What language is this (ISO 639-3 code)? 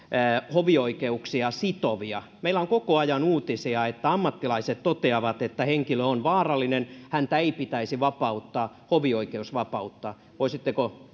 fin